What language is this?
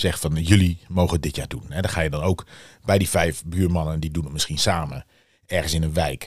Dutch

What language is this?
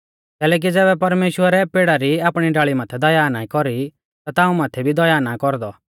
Mahasu Pahari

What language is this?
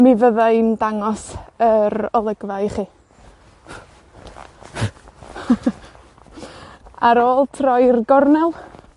Welsh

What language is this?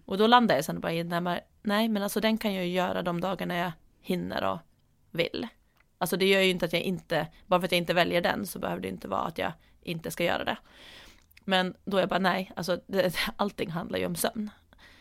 Swedish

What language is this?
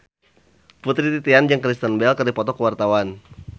Sundanese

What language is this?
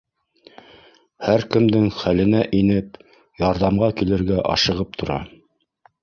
Bashkir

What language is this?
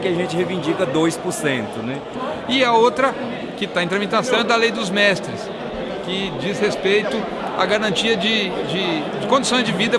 Portuguese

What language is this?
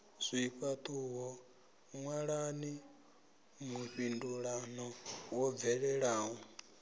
Venda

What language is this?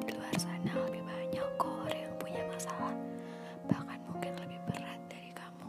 Indonesian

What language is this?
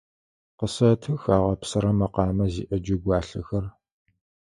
Adyghe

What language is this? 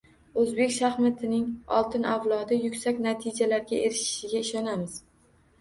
Uzbek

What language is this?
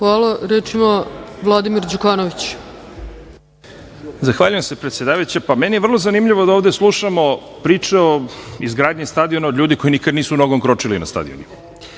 Serbian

